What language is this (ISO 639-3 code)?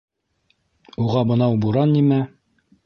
bak